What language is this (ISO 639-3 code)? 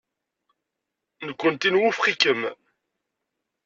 kab